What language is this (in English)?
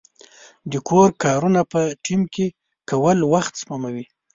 Pashto